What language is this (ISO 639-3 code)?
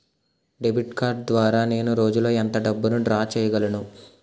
tel